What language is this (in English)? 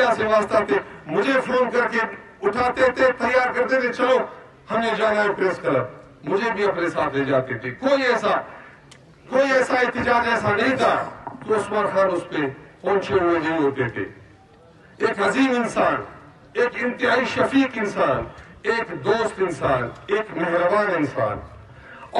Turkish